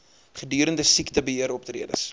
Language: Afrikaans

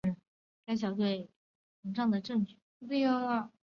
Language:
Chinese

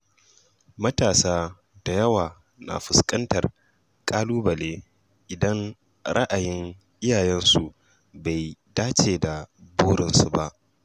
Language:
Hausa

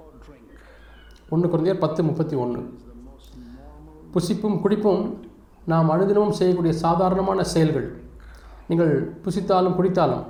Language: Tamil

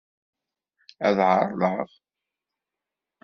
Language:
Kabyle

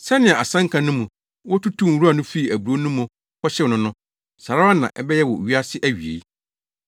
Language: Akan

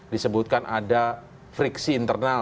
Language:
Indonesian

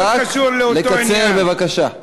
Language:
Hebrew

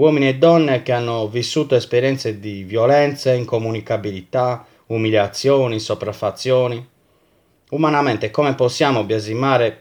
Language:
Italian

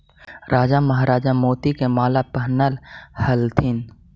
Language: Magahi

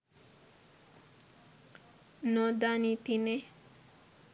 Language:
Sinhala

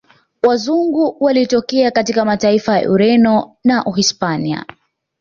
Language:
Swahili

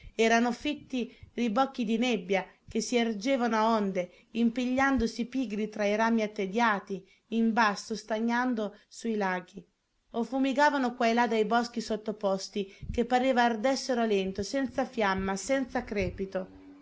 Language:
Italian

